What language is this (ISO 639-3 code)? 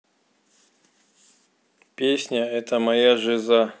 rus